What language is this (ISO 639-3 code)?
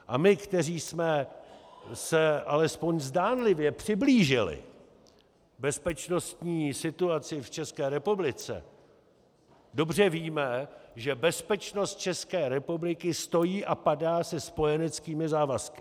ces